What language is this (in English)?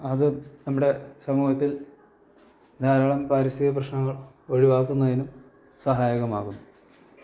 Malayalam